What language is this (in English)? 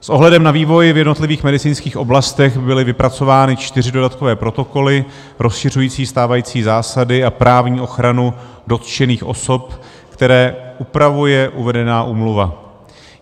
Czech